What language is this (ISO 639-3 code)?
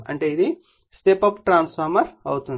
tel